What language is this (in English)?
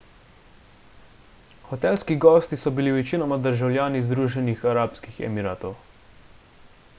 Slovenian